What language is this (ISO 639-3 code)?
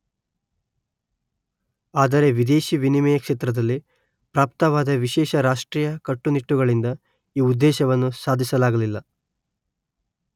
kan